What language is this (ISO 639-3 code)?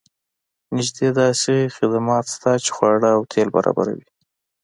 pus